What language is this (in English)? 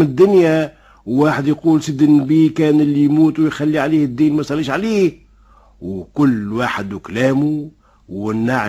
Arabic